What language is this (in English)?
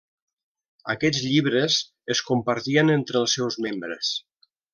Catalan